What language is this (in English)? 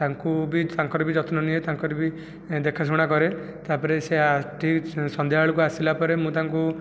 Odia